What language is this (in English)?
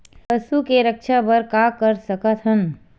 Chhattisgarhi